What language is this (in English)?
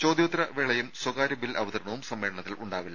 Malayalam